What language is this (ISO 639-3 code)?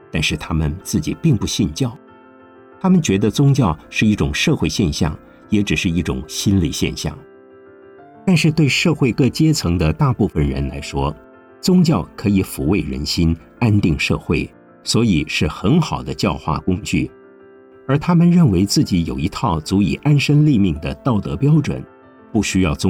zho